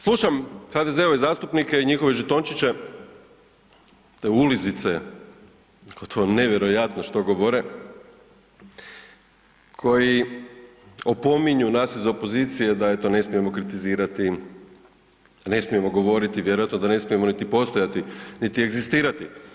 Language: Croatian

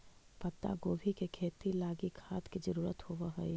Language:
Magahi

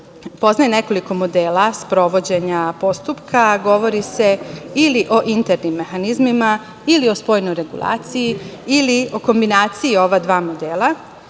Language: Serbian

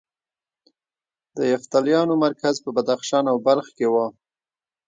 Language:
Pashto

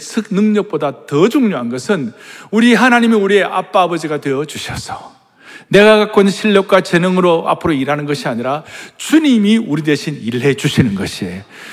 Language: Korean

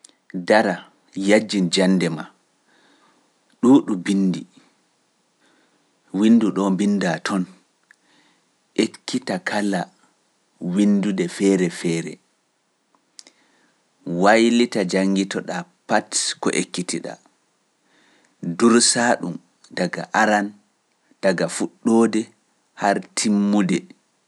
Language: Pular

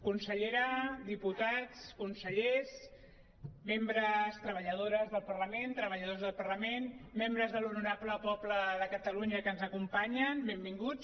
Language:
Catalan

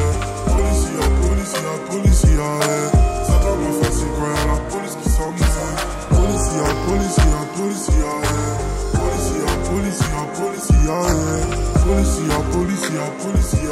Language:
Polish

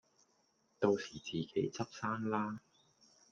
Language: Cantonese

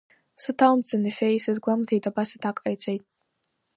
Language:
Abkhazian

